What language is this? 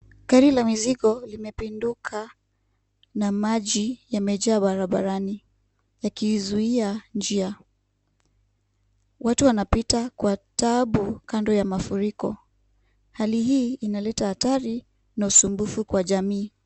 Swahili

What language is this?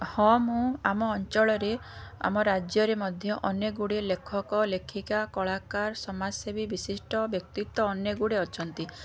Odia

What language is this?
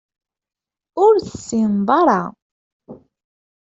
Kabyle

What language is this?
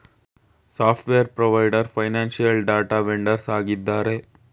Kannada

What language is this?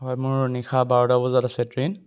Assamese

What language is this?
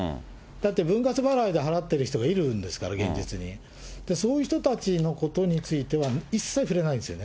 Japanese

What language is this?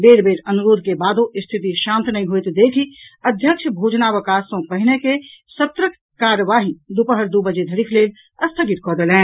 Maithili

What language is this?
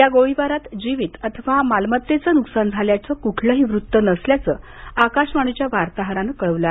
Marathi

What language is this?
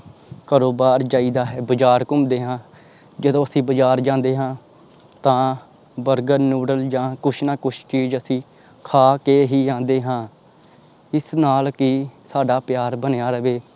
Punjabi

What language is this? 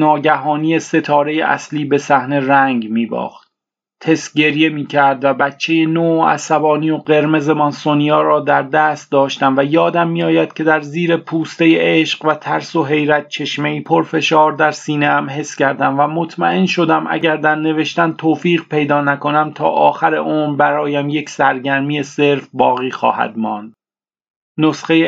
Persian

